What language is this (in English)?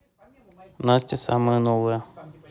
Russian